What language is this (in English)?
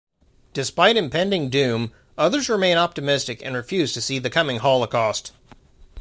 English